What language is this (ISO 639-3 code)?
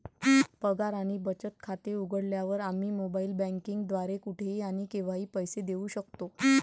mar